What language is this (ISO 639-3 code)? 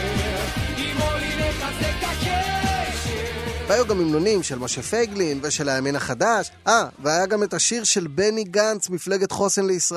heb